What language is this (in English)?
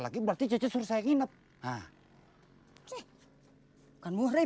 Indonesian